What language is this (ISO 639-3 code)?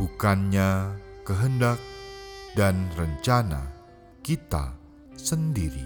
ind